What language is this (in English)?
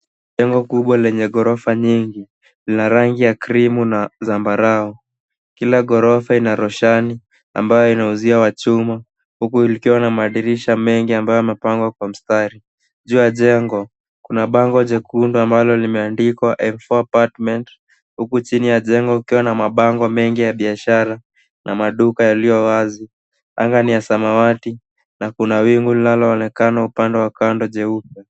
Swahili